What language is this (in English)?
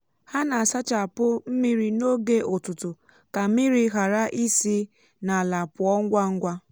Igbo